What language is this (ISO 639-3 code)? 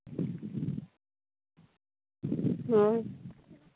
sat